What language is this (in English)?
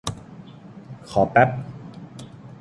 Thai